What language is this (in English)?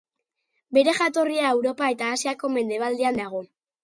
Basque